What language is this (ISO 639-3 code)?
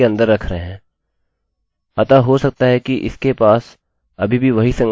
hin